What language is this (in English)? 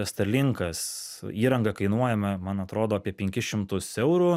Lithuanian